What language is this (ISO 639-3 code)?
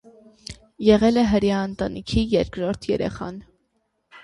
hye